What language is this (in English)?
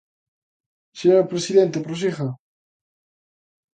Galician